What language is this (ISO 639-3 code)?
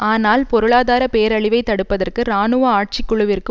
tam